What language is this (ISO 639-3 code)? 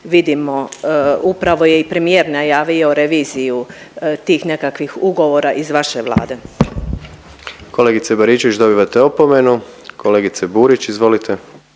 hrv